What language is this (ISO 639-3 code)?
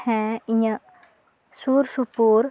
sat